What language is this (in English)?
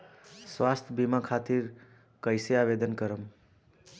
Bhojpuri